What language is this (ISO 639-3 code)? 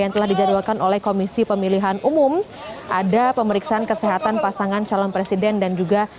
ind